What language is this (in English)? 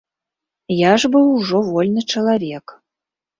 Belarusian